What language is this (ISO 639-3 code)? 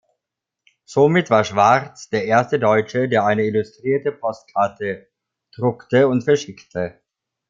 deu